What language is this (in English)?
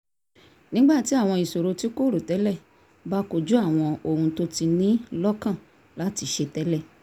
Yoruba